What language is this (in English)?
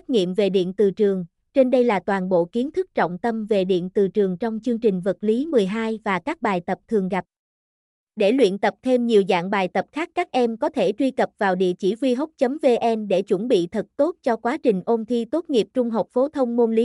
Vietnamese